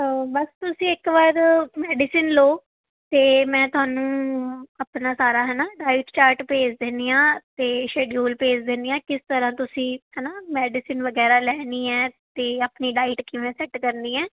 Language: Punjabi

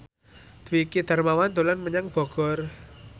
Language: Javanese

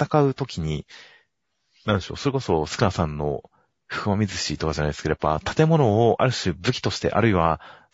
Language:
Japanese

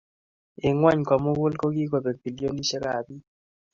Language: Kalenjin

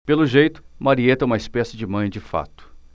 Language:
Portuguese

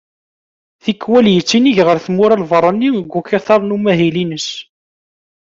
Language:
Kabyle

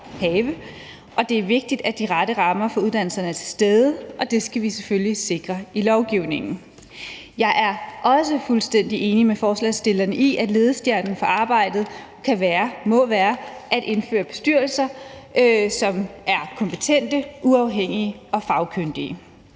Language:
Danish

